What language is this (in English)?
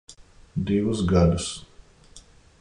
Latvian